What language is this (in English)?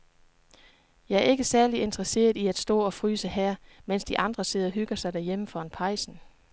Danish